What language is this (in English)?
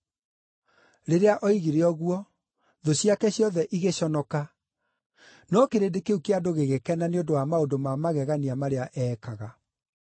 Kikuyu